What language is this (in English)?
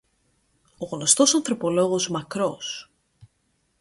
Greek